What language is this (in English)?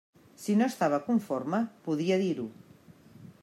Catalan